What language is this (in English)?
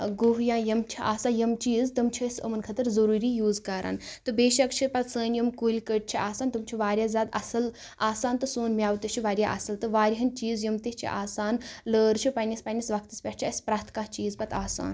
Kashmiri